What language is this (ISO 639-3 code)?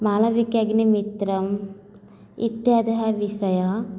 san